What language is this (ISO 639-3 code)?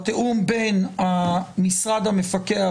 heb